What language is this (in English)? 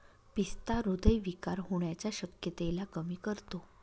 Marathi